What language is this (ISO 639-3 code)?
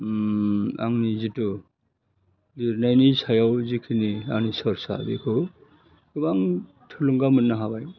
brx